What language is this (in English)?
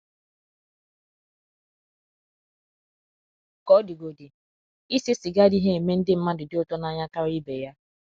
Igbo